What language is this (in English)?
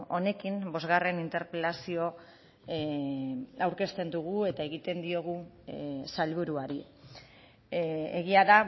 Basque